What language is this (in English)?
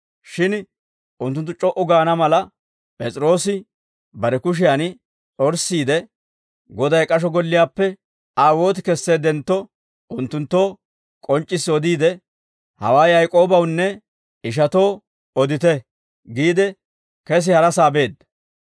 Dawro